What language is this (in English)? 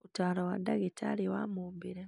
Kikuyu